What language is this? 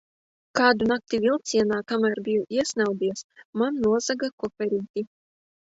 Latvian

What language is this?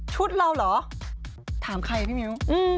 Thai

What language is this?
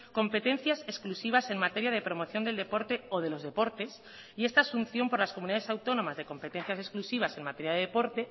Spanish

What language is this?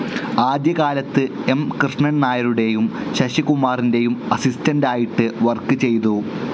Malayalam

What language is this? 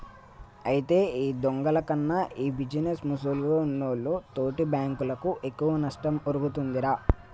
Telugu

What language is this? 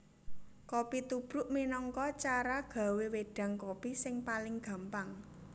Javanese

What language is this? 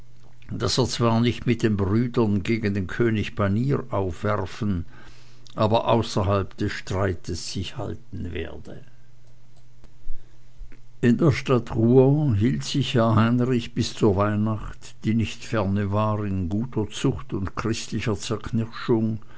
German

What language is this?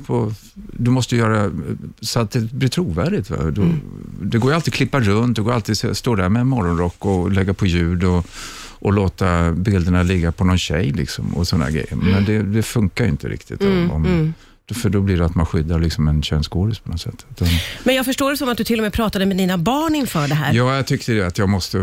Swedish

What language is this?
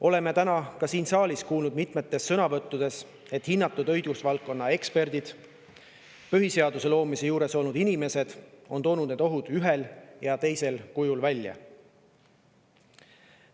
Estonian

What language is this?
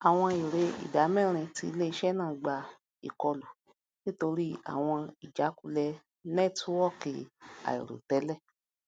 Yoruba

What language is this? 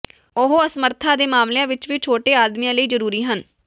Punjabi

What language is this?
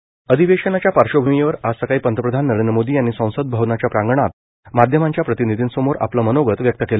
Marathi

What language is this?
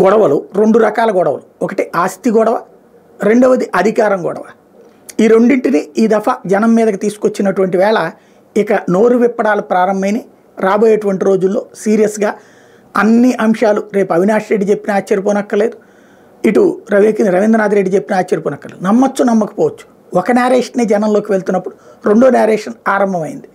Telugu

